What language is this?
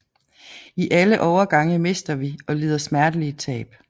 Danish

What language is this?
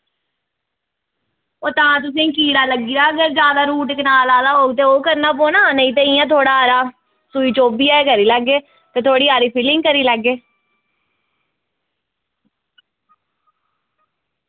Dogri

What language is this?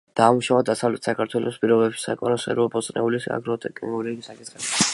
Georgian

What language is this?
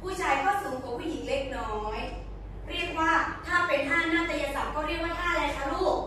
Thai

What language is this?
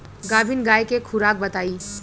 Bhojpuri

